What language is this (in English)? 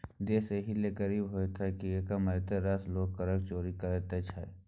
Maithili